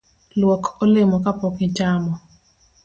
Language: Luo (Kenya and Tanzania)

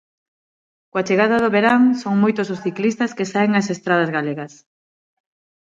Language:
Galician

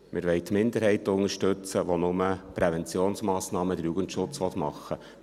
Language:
Swiss German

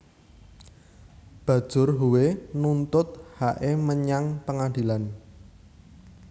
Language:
Javanese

